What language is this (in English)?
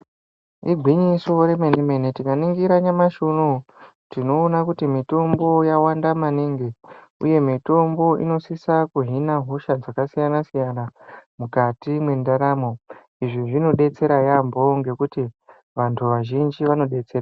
Ndau